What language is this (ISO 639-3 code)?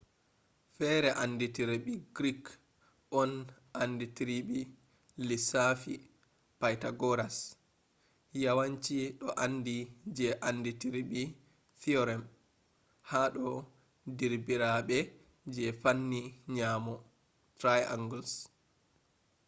ful